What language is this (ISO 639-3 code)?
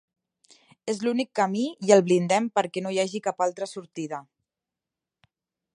cat